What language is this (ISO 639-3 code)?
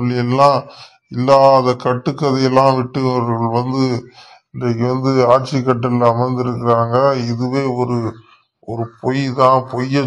ron